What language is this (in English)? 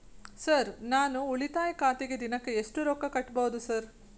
Kannada